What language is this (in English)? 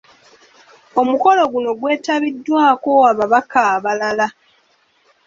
Ganda